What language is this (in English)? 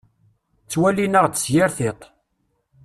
Kabyle